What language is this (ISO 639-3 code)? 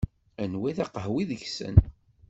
kab